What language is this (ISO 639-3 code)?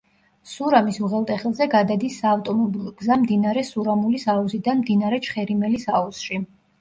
kat